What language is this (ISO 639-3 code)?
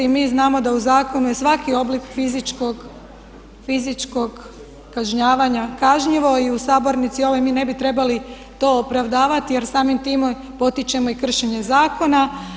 hrv